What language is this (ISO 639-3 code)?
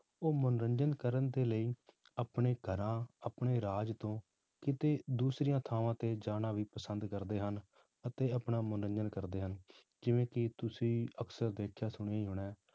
pan